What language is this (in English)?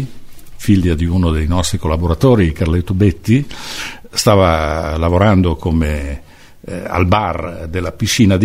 Italian